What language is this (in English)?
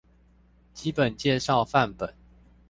Chinese